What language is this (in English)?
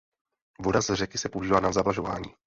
Czech